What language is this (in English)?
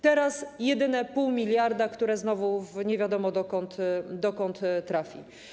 Polish